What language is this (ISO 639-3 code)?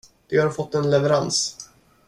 swe